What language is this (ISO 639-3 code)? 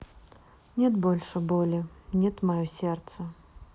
rus